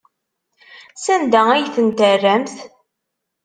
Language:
Kabyle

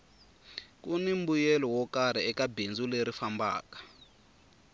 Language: Tsonga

